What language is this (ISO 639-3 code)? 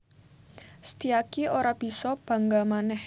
jav